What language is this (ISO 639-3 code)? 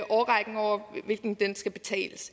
dan